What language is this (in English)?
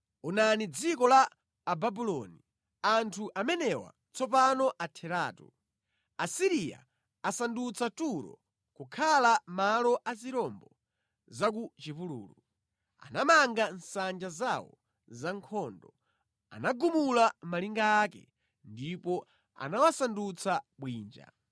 Nyanja